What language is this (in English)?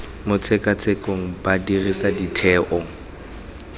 Tswana